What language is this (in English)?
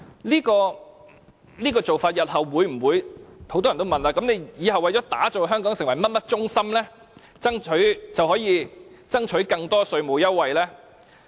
Cantonese